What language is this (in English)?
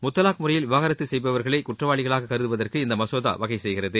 Tamil